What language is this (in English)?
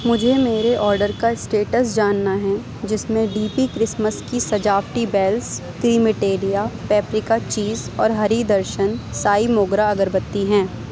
Urdu